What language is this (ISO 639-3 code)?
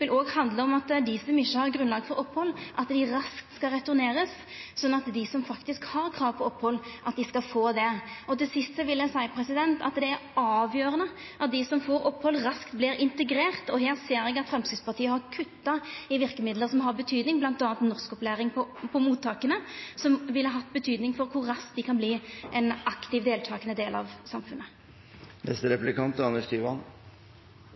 nno